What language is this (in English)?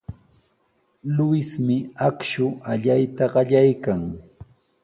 Sihuas Ancash Quechua